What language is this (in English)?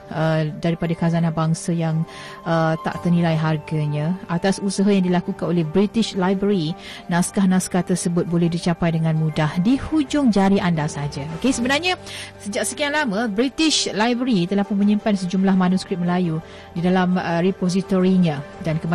Malay